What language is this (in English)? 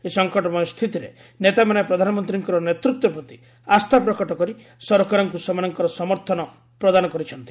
Odia